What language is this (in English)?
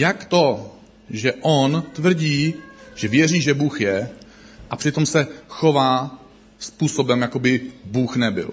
Czech